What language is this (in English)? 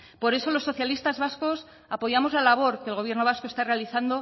Spanish